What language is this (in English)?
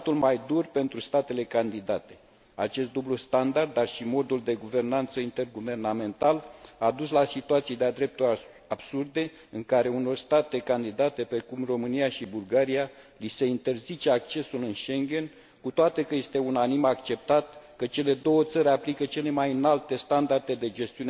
Romanian